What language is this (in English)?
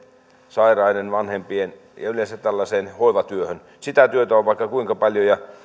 Finnish